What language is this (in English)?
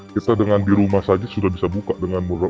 Indonesian